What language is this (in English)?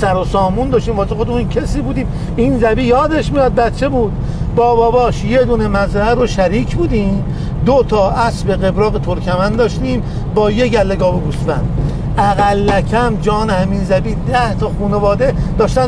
Persian